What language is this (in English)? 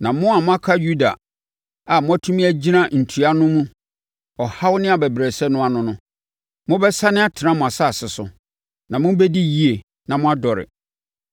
Akan